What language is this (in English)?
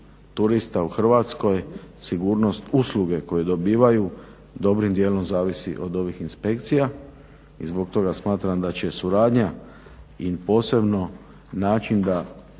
Croatian